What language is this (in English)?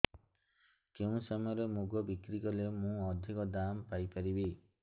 Odia